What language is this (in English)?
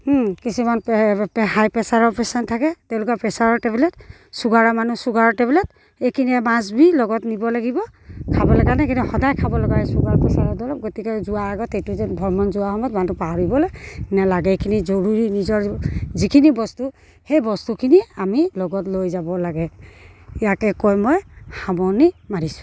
Assamese